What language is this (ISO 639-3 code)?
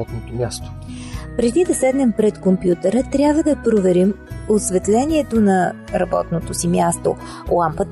bul